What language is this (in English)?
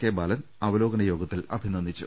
Malayalam